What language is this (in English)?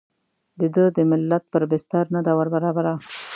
Pashto